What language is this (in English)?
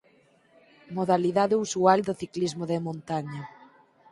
Galician